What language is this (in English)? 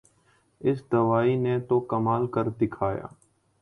Urdu